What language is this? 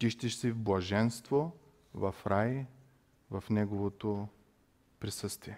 Bulgarian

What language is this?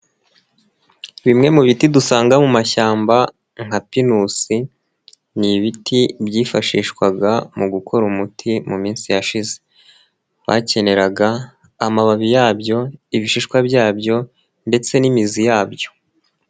Kinyarwanda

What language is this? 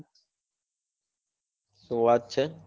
Gujarati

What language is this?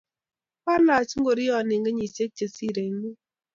Kalenjin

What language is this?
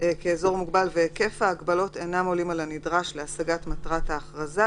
Hebrew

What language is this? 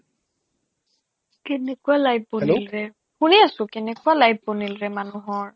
Assamese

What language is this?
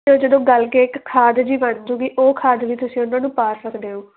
Punjabi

